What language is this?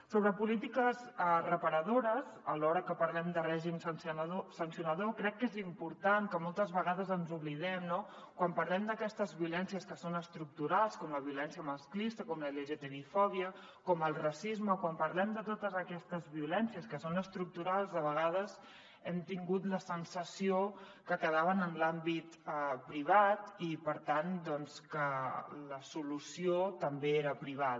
Catalan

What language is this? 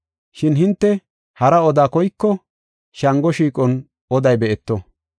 Gofa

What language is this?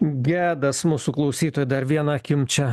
Lithuanian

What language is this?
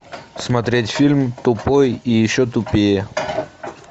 Russian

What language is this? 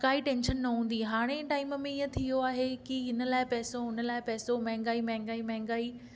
Sindhi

